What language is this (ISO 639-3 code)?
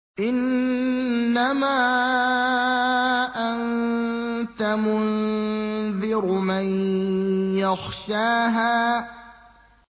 ara